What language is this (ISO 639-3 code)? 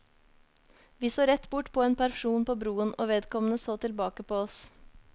nor